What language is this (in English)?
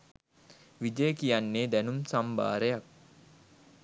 Sinhala